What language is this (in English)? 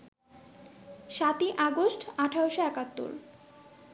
Bangla